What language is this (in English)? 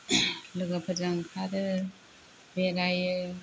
Bodo